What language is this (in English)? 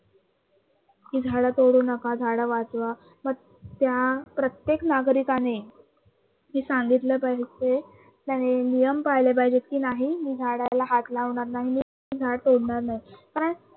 Marathi